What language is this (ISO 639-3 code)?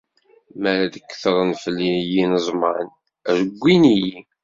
kab